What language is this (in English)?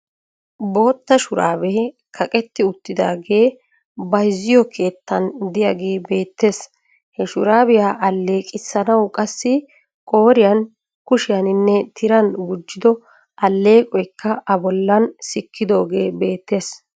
Wolaytta